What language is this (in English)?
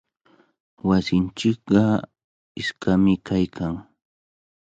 Cajatambo North Lima Quechua